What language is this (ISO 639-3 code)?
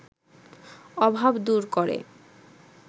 ben